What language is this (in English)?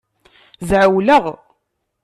Kabyle